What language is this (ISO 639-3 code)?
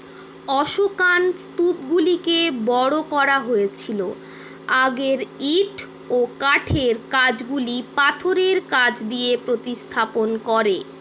ben